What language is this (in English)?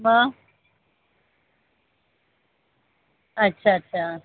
Marathi